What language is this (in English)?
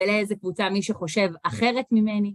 Hebrew